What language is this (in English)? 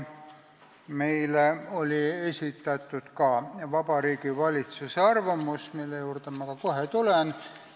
Estonian